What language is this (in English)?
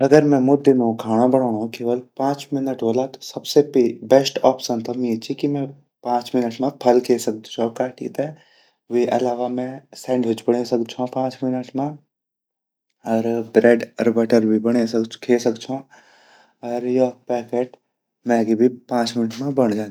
Garhwali